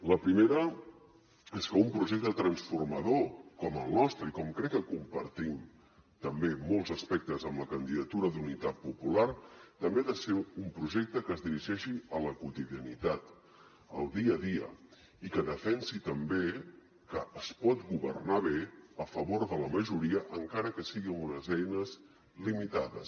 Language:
Catalan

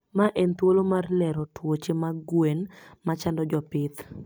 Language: Luo (Kenya and Tanzania)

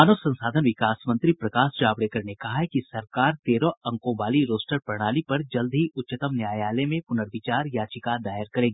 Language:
Hindi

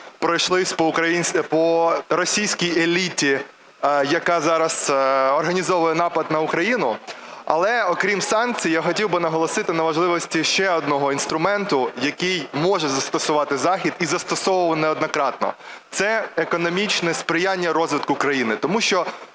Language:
Ukrainian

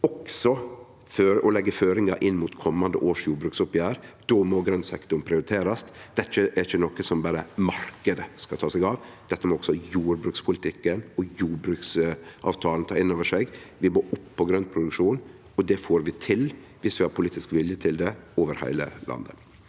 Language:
Norwegian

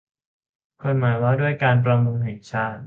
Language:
Thai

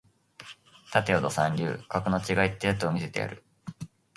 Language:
Japanese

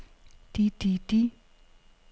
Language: Danish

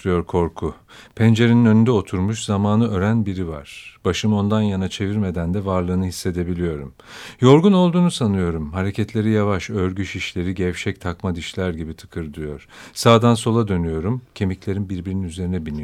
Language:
Turkish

